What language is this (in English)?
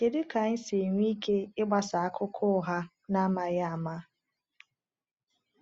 Igbo